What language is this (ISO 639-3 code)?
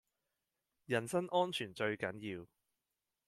yue